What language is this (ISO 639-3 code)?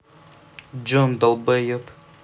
rus